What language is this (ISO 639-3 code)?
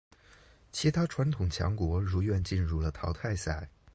zho